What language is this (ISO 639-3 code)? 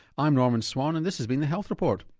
eng